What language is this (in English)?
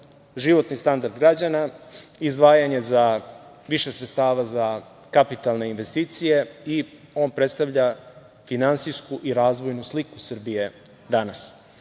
Serbian